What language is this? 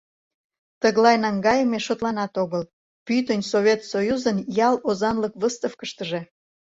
Mari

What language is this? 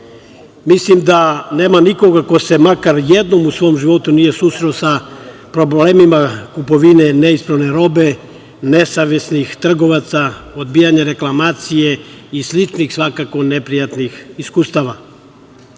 Serbian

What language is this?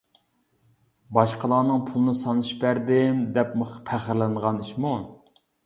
Uyghur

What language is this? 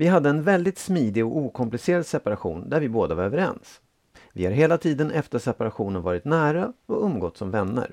Swedish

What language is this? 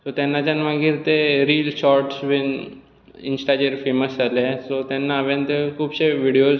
Konkani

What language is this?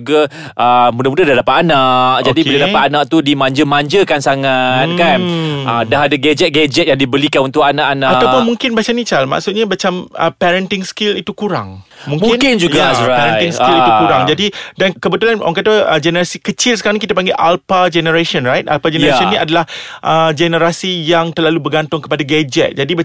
Malay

